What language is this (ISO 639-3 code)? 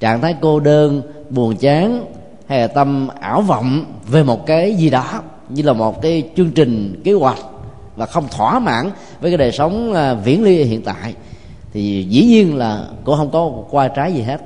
vie